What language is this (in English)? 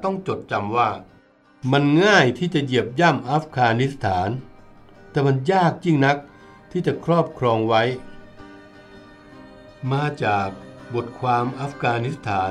Thai